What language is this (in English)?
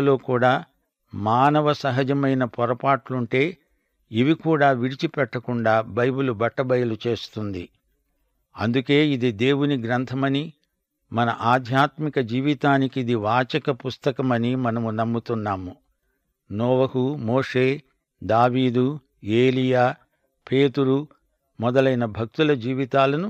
Telugu